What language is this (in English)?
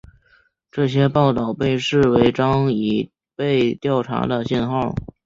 Chinese